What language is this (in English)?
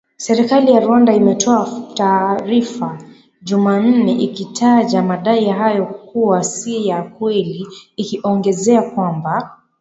Swahili